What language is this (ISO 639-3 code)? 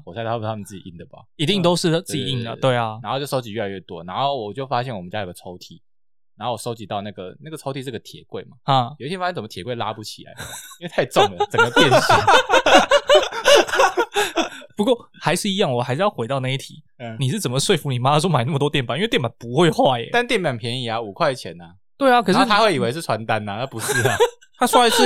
zho